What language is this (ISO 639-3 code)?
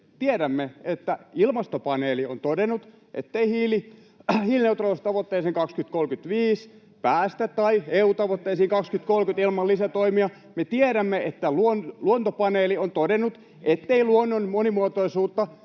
fin